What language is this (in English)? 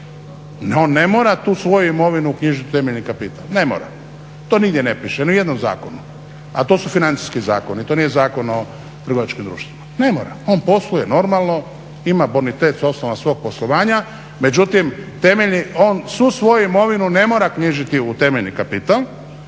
Croatian